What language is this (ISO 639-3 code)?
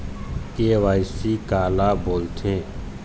hne